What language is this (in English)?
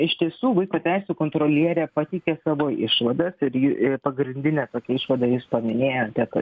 Lithuanian